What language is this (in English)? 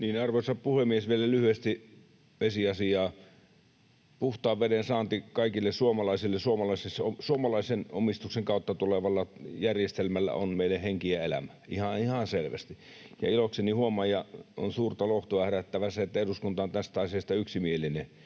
Finnish